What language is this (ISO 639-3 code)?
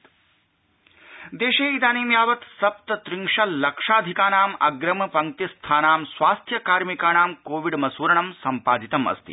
san